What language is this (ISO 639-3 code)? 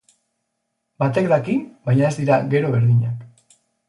eus